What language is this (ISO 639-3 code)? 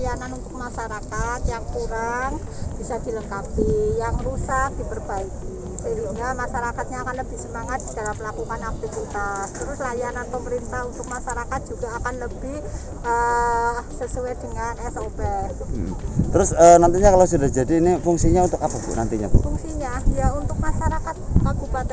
ind